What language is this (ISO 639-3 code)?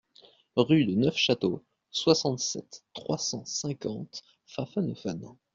fra